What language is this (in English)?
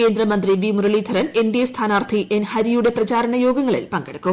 Malayalam